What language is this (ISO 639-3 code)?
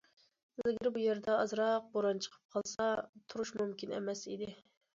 uig